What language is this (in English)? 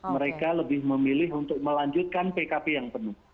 Indonesian